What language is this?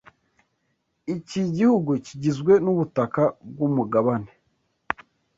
Kinyarwanda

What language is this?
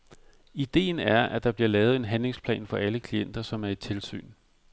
Danish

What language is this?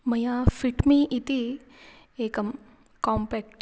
Sanskrit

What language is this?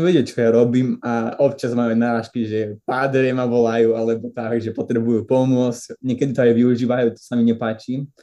Slovak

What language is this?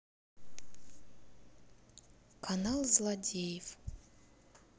Russian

